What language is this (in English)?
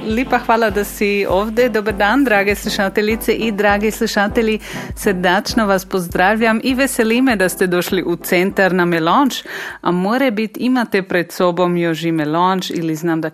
Croatian